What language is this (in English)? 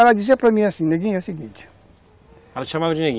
Portuguese